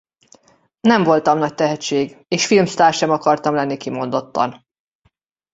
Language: Hungarian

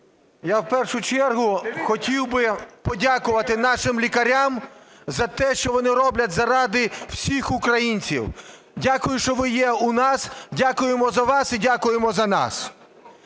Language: Ukrainian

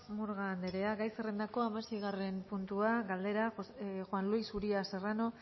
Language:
Basque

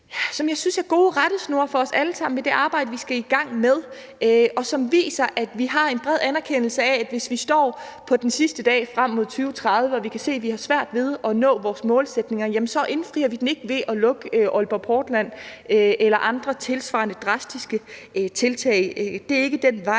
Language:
Danish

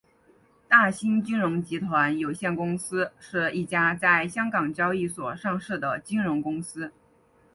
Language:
Chinese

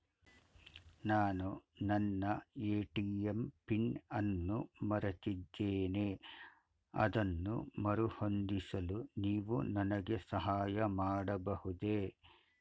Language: Kannada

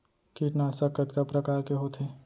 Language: Chhattisgarhi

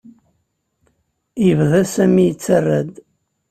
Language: Kabyle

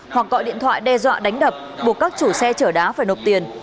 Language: Vietnamese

